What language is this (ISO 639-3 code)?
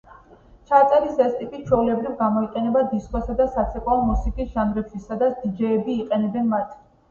kat